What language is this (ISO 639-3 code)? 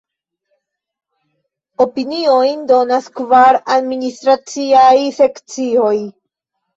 epo